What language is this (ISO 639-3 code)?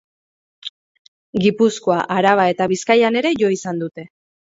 eus